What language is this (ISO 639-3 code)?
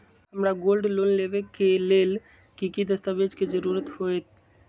mag